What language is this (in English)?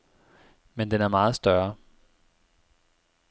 Danish